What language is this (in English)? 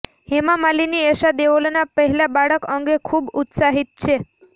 Gujarati